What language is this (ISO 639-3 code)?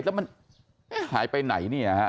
tha